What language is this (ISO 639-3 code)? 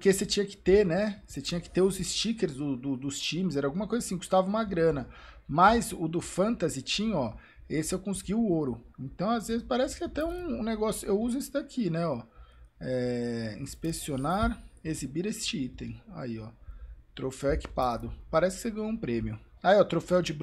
por